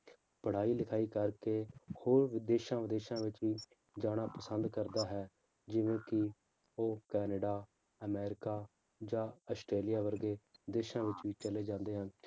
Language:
Punjabi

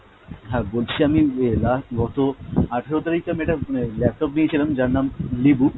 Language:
Bangla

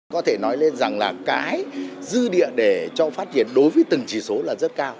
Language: Vietnamese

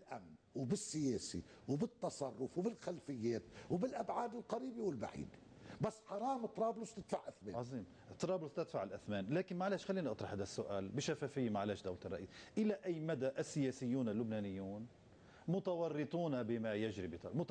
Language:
Arabic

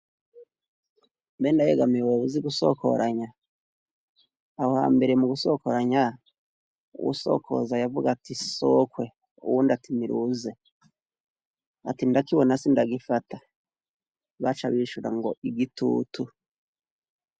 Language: Rundi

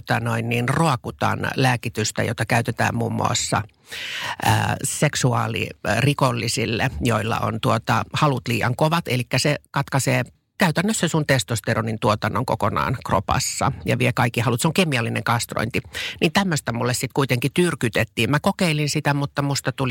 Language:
Finnish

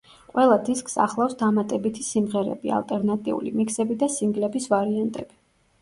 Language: Georgian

